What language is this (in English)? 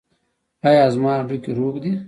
Pashto